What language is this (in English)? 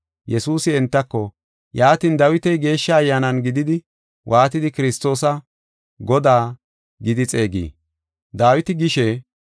Gofa